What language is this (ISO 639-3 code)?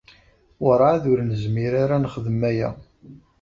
kab